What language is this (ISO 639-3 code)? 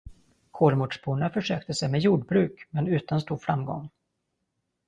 swe